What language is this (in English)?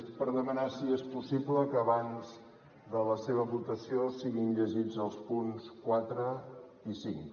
Catalan